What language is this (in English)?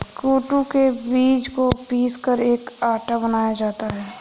Hindi